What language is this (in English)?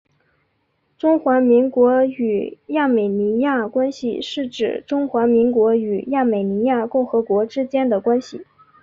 Chinese